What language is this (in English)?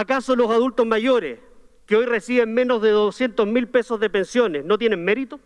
Spanish